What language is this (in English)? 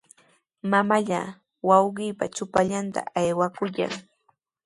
Sihuas Ancash Quechua